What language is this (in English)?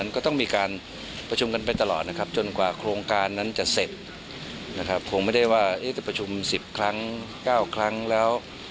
Thai